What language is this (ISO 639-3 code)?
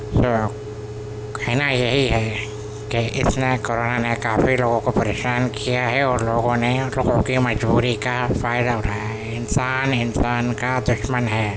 urd